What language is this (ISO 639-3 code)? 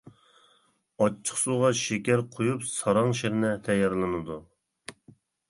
uig